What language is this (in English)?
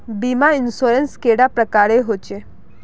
Magahi